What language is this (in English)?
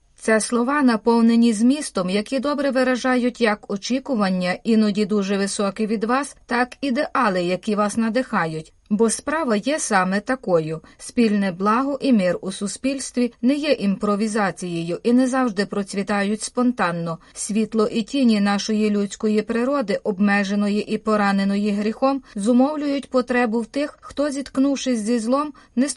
Ukrainian